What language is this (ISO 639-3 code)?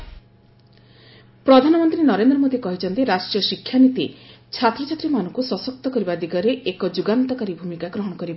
ori